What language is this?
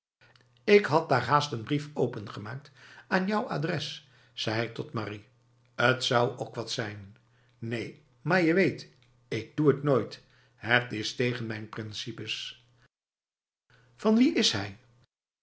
Dutch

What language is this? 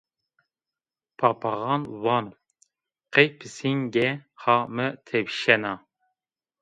Zaza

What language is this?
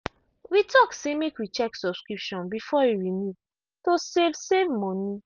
Nigerian Pidgin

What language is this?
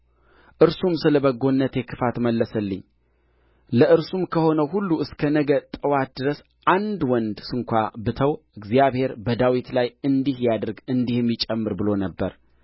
Amharic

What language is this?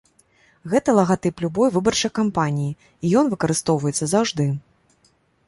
Belarusian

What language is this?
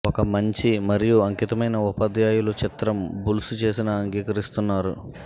Telugu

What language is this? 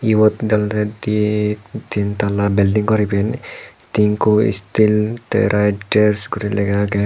Chakma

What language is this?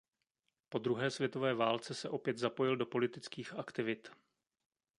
Czech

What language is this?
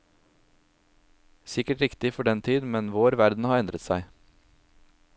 Norwegian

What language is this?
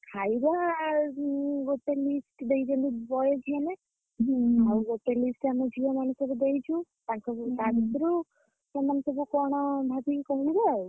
Odia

